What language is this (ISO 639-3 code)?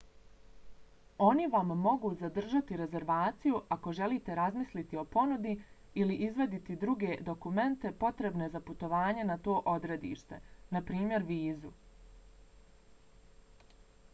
bos